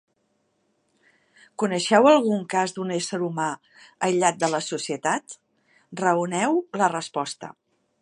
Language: Catalan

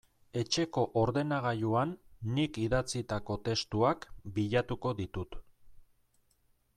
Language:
Basque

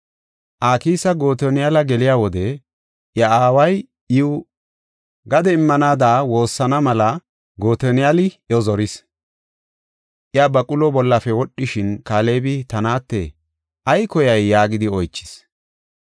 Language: Gofa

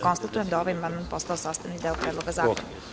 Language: Serbian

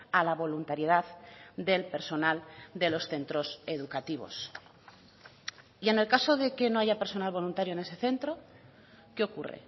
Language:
Spanish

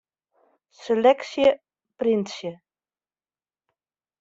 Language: Western Frisian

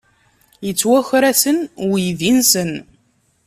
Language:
Kabyle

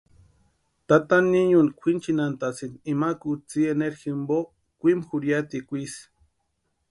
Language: Western Highland Purepecha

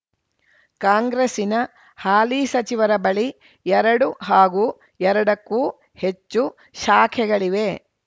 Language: Kannada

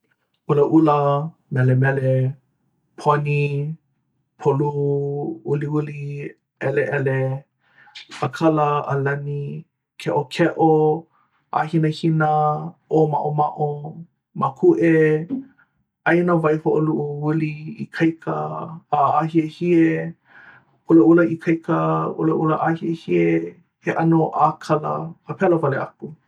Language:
Hawaiian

